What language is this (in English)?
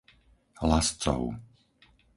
Slovak